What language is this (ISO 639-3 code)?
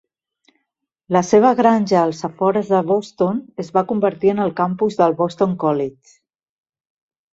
cat